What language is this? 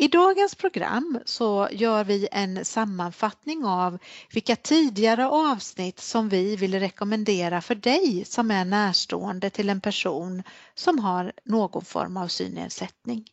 Swedish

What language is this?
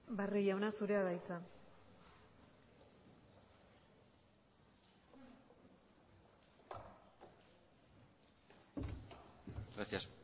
Basque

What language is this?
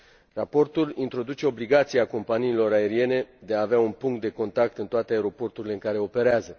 Romanian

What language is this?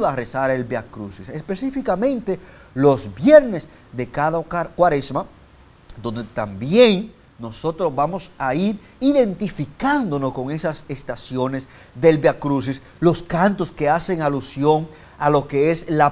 Spanish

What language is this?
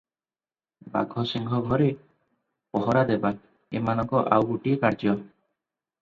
Odia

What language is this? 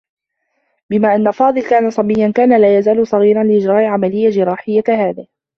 Arabic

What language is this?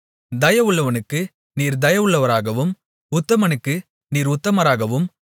Tamil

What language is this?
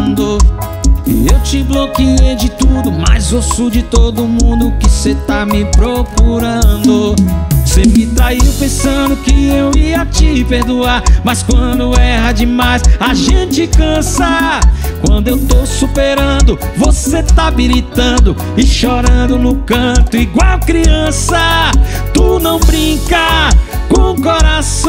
Portuguese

